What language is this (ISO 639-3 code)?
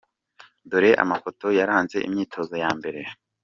kin